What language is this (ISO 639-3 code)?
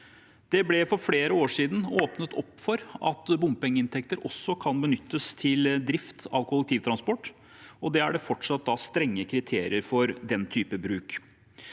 nor